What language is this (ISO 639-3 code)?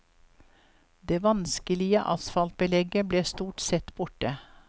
nor